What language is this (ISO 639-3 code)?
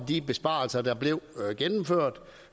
dan